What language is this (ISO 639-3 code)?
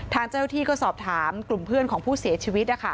tha